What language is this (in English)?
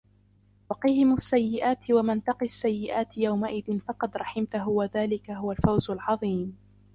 Arabic